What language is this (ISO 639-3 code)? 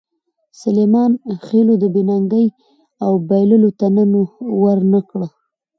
pus